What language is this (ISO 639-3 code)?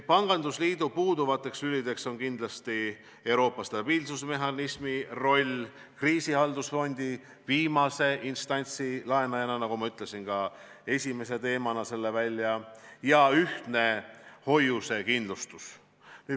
est